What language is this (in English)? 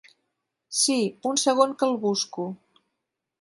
Catalan